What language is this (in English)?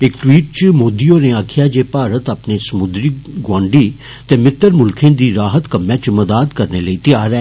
Dogri